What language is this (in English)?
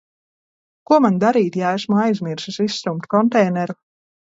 Latvian